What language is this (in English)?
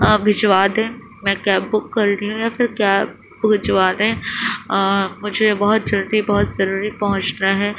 Urdu